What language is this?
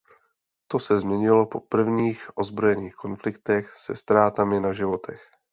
Czech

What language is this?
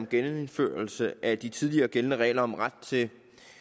Danish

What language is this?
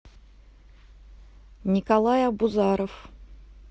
Russian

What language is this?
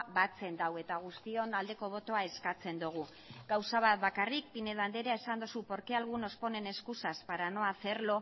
Basque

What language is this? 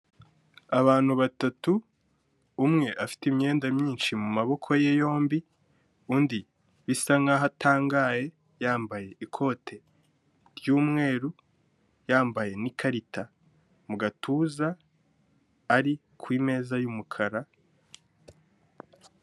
Kinyarwanda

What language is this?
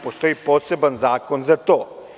Serbian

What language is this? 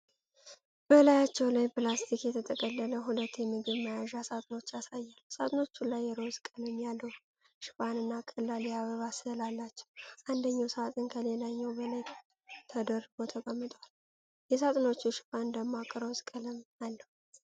Amharic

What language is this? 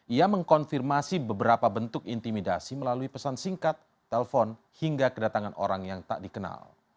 Indonesian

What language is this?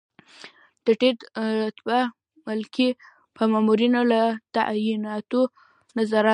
Pashto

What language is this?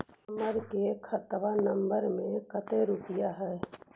Magahi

